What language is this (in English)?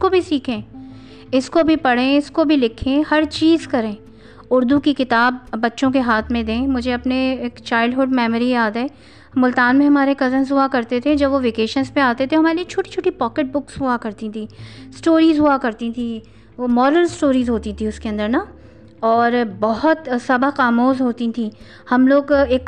Urdu